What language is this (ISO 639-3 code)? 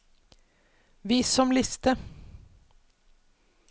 nor